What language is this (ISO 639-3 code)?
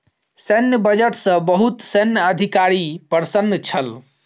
mai